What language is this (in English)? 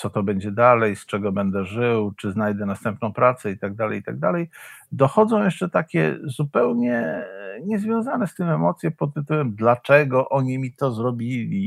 Polish